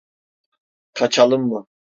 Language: Turkish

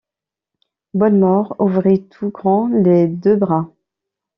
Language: French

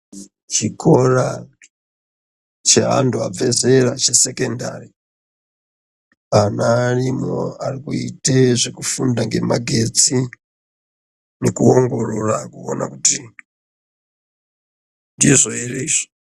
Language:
Ndau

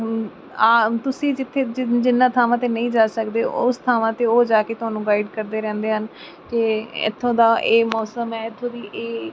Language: Punjabi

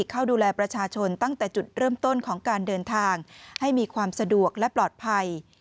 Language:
Thai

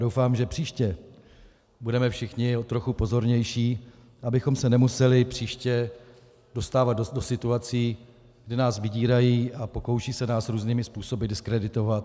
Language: Czech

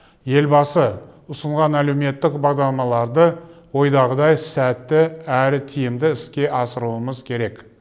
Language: Kazakh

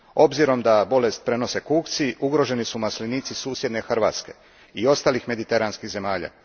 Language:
Croatian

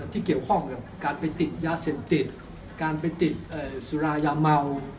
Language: Thai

